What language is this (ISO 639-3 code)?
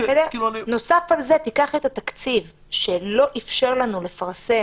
heb